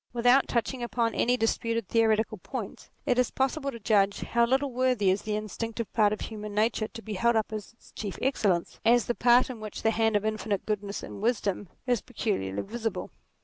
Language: English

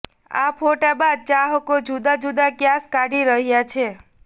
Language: Gujarati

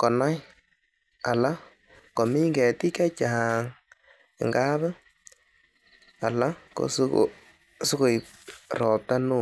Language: Kalenjin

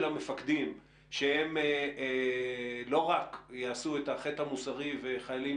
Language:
Hebrew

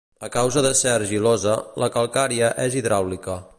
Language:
Catalan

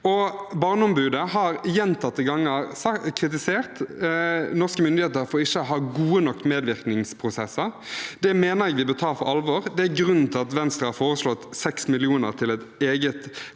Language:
Norwegian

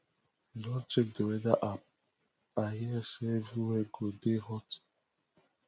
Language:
Nigerian Pidgin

